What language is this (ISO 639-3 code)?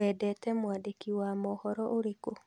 kik